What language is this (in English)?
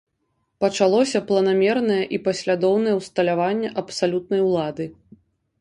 Belarusian